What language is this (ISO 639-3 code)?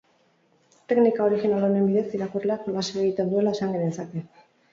eus